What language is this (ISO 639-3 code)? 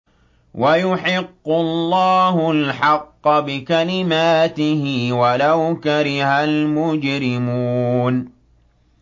ara